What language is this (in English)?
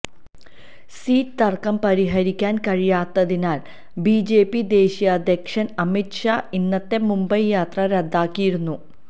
Malayalam